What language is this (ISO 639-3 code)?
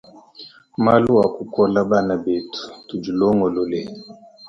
lua